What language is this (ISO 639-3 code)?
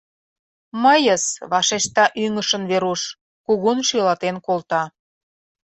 chm